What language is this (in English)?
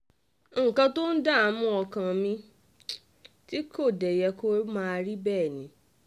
Yoruba